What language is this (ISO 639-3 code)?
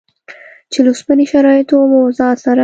pus